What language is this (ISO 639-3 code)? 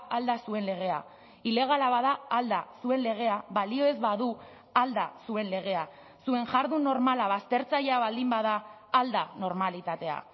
eus